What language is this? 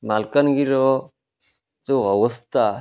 Odia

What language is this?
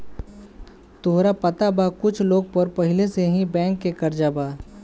Bhojpuri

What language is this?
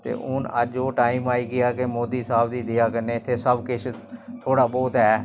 Dogri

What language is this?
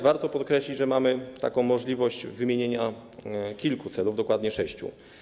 Polish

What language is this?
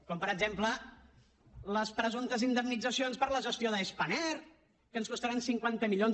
Catalan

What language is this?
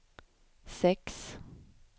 Swedish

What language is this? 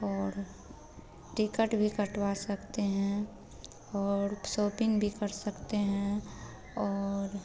Hindi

